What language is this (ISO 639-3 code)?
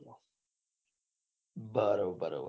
guj